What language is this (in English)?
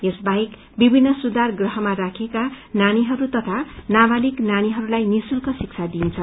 Nepali